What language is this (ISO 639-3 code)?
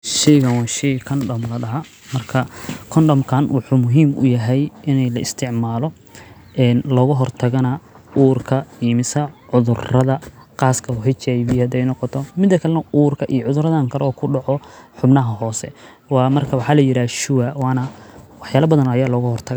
som